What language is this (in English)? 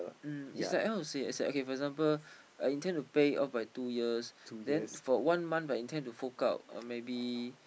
English